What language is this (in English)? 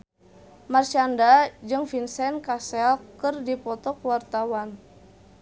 Sundanese